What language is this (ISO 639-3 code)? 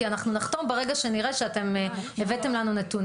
heb